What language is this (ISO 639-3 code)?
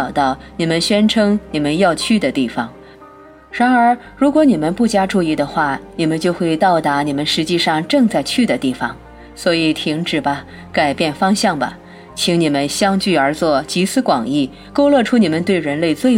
zho